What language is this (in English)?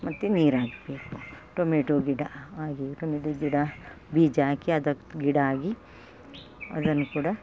Kannada